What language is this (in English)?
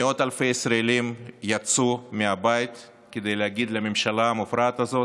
Hebrew